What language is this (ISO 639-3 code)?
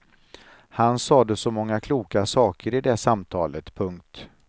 swe